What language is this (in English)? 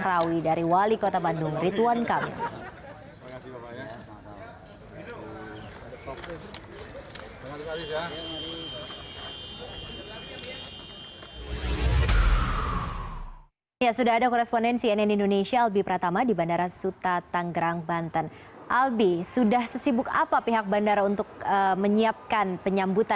Indonesian